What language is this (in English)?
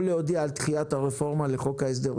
Hebrew